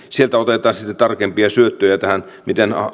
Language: Finnish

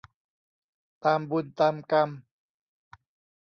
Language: Thai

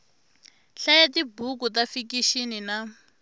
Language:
Tsonga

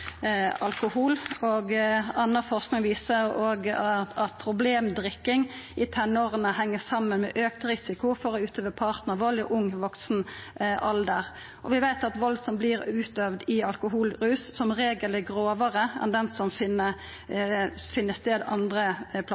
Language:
Norwegian Nynorsk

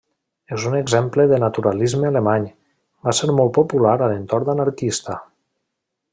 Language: Catalan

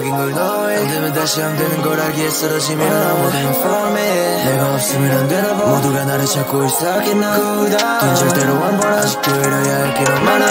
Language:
Korean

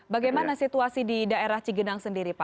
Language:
Indonesian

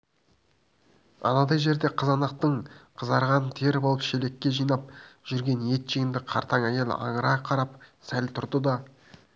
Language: Kazakh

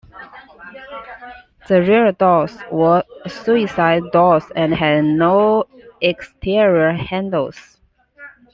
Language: English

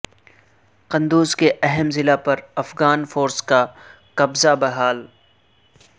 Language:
Urdu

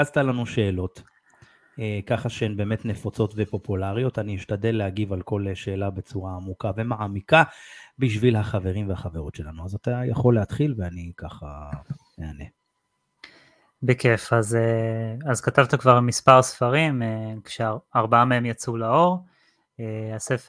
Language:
Hebrew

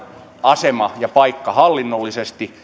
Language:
Finnish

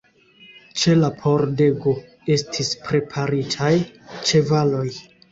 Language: Esperanto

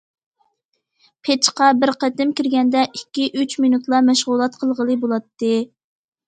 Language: Uyghur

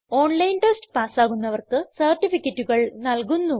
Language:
Malayalam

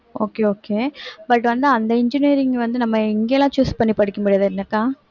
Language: Tamil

